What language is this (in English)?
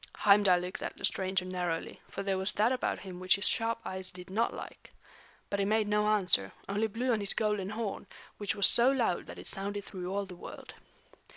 English